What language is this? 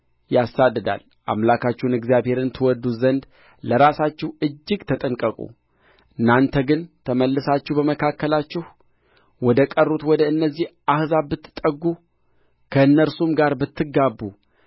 Amharic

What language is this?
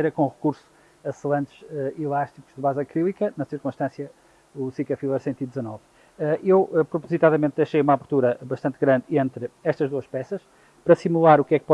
Portuguese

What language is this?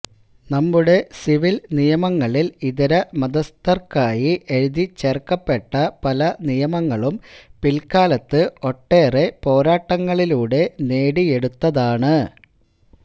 Malayalam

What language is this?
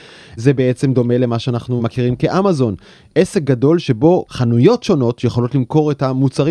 Hebrew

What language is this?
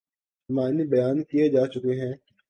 Urdu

